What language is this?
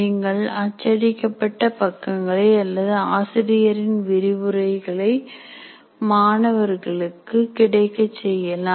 Tamil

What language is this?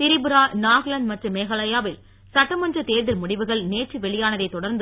Tamil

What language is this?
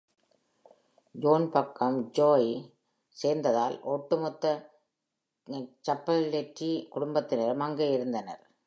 Tamil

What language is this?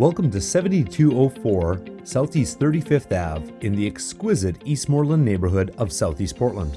English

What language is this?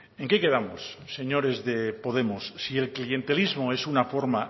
Spanish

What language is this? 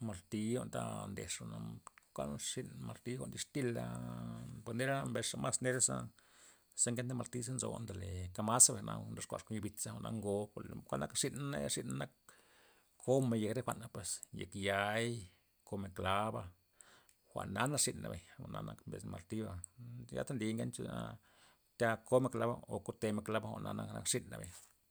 Loxicha Zapotec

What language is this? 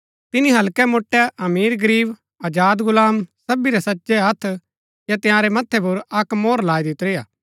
Gaddi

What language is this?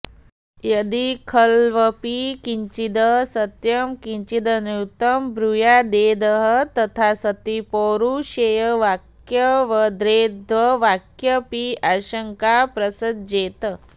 Sanskrit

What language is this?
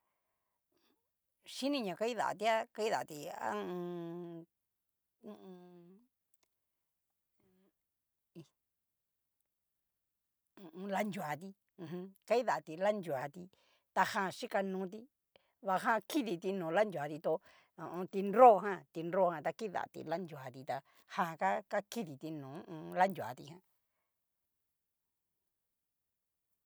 Cacaloxtepec Mixtec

